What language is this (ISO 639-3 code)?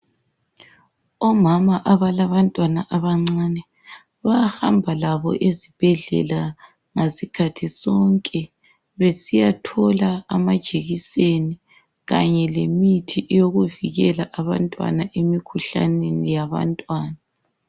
nde